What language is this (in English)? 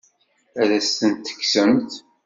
Kabyle